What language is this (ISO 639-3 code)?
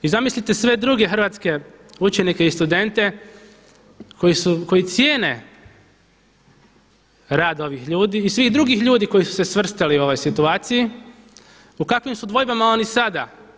hrv